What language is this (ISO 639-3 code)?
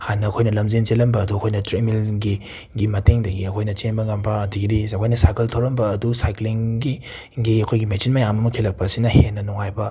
mni